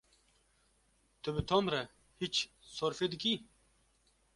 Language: Kurdish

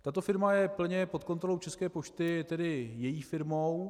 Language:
Czech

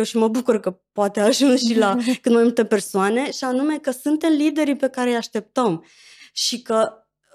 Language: Romanian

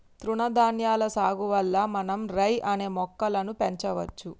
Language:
Telugu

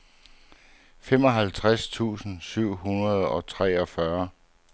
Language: Danish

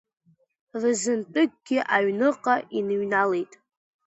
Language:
Abkhazian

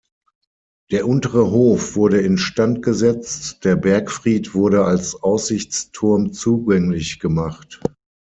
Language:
German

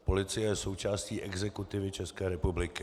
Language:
Czech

